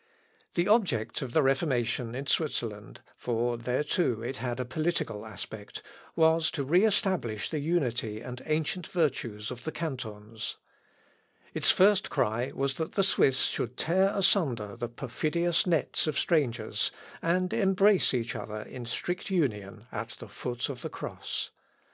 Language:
English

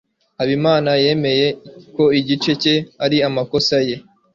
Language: Kinyarwanda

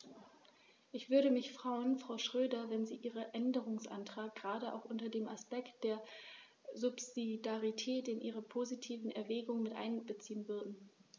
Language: German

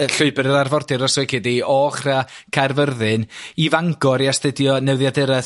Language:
Welsh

